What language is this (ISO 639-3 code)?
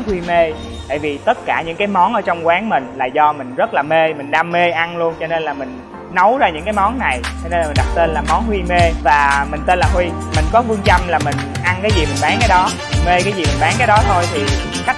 vie